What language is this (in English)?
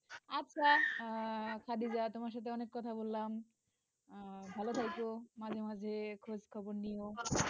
Bangla